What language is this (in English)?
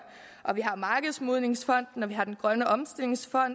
Danish